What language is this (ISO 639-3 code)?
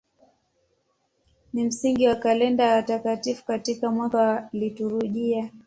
swa